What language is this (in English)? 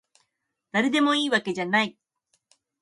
Japanese